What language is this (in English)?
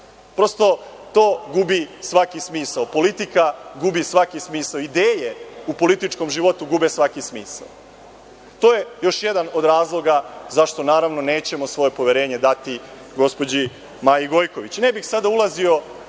Serbian